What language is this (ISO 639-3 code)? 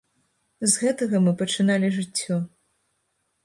bel